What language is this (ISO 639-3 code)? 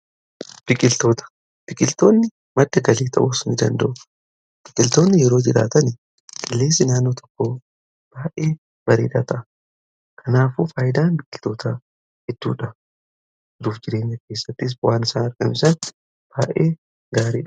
orm